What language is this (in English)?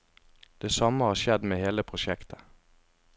Norwegian